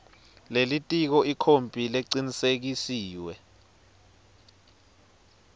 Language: Swati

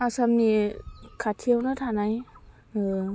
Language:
Bodo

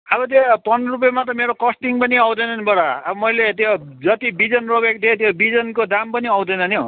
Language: Nepali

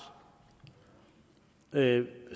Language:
Danish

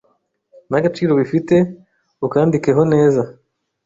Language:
Kinyarwanda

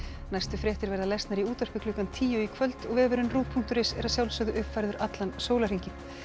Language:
Icelandic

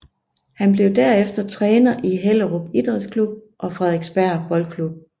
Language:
Danish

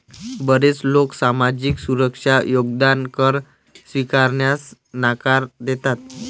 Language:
Marathi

